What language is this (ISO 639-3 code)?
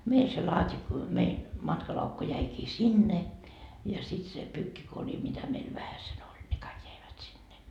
fin